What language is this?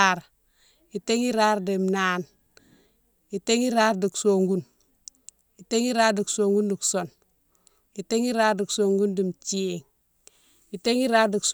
Mansoanka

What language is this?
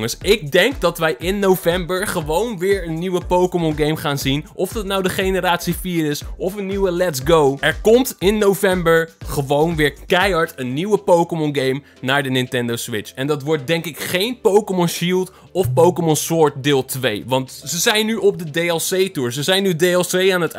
Dutch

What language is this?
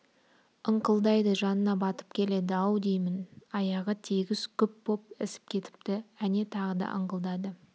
Kazakh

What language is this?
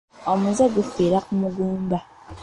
Ganda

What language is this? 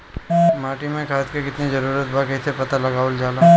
Bhojpuri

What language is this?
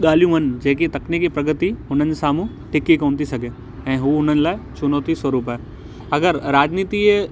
Sindhi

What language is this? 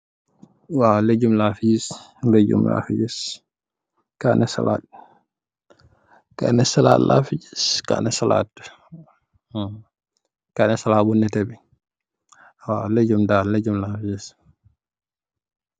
Wolof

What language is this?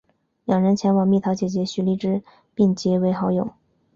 Chinese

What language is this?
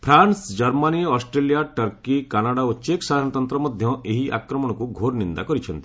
Odia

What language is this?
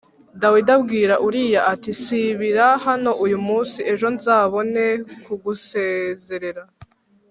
Kinyarwanda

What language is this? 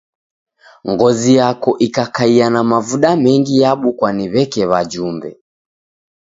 Taita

